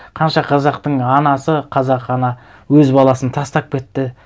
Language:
Kazakh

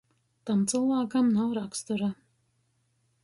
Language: Latgalian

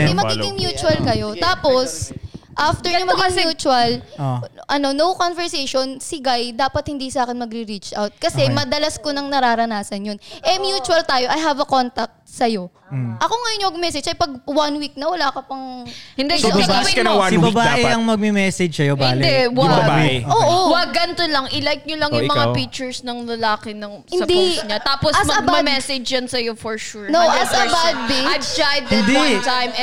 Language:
Filipino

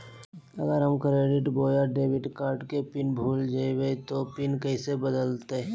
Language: Magahi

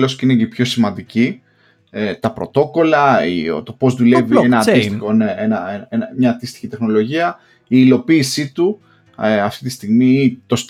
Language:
Greek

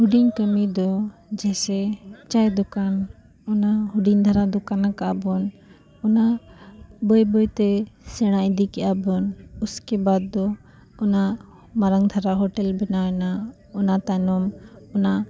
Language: Santali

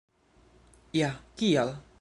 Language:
Esperanto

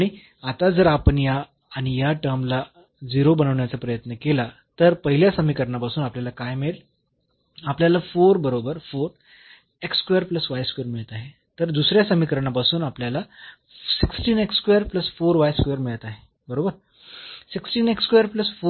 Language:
Marathi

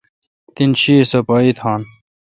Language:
Kalkoti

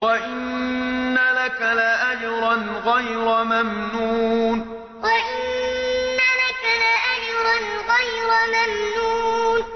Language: Arabic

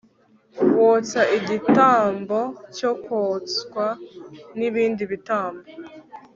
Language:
Kinyarwanda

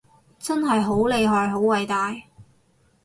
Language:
Cantonese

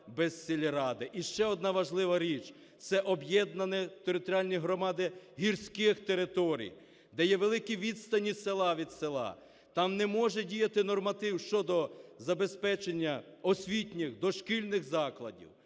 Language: Ukrainian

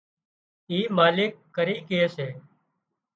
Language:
Wadiyara Koli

